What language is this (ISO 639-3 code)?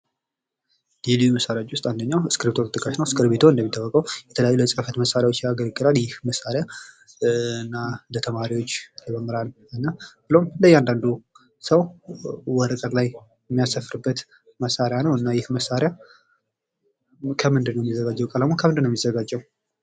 amh